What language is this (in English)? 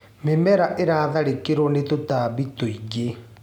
Kikuyu